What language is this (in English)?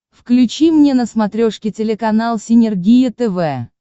Russian